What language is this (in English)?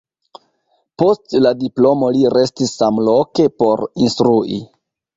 Esperanto